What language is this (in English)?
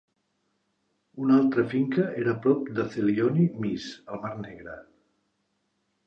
Catalan